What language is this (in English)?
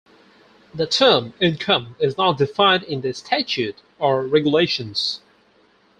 English